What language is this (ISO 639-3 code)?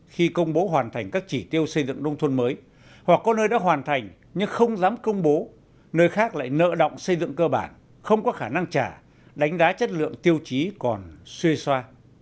vie